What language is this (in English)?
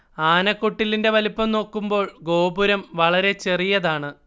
Malayalam